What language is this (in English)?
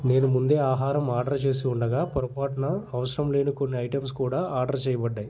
Telugu